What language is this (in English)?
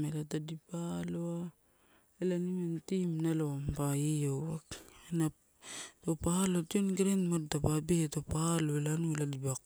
Torau